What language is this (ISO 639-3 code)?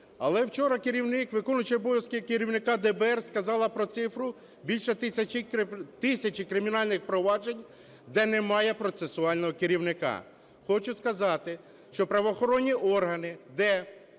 ukr